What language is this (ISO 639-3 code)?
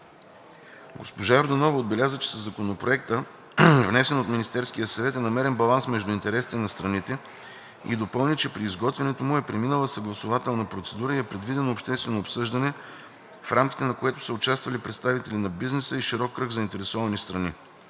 bul